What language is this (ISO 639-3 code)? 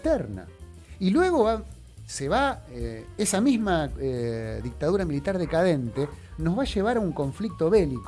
spa